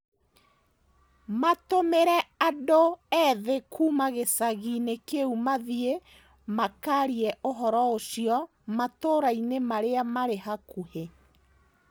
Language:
Kikuyu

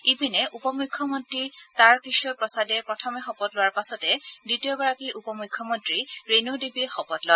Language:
Assamese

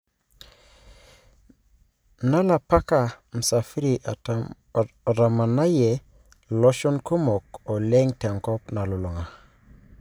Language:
Masai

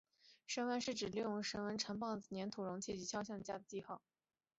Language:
Chinese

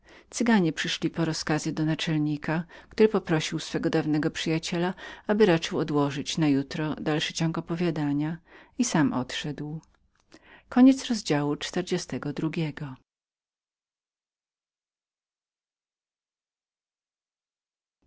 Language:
Polish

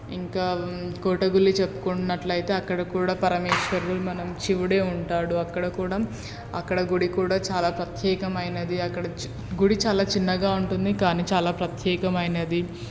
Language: Telugu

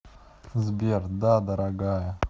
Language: Russian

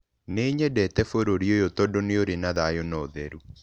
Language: Kikuyu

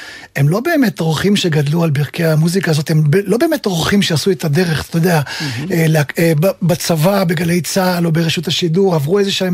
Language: Hebrew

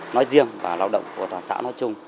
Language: Vietnamese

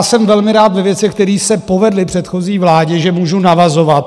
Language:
Czech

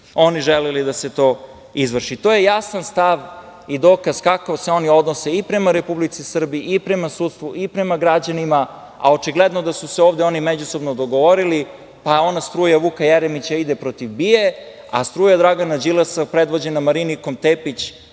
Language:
Serbian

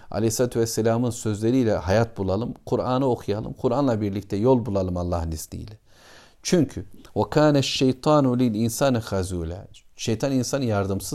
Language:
Turkish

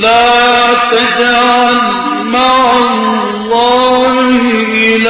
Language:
Arabic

